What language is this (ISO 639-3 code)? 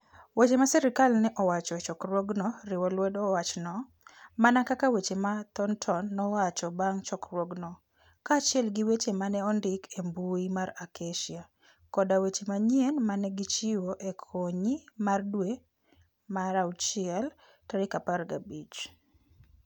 luo